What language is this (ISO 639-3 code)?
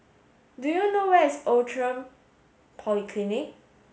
eng